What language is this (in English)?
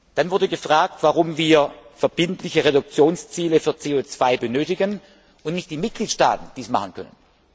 German